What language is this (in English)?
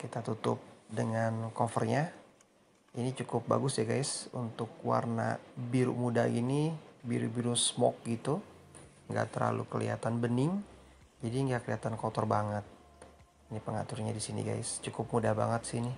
Indonesian